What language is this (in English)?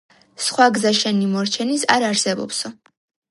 Georgian